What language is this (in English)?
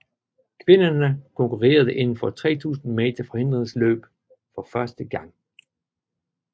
Danish